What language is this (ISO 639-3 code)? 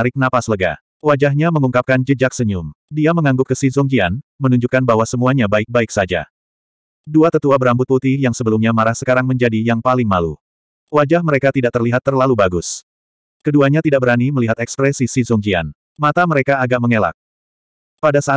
ind